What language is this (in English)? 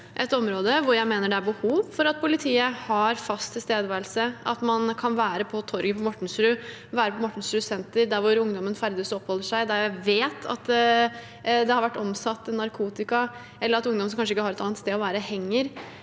Norwegian